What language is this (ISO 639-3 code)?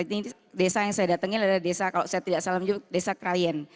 ind